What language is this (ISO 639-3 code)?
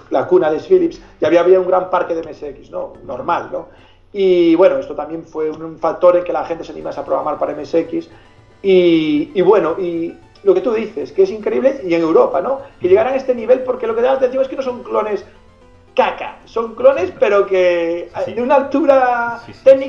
spa